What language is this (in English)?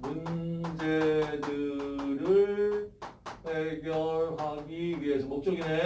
Korean